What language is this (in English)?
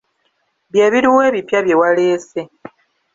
Ganda